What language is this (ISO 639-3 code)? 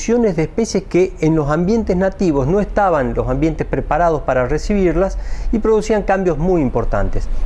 spa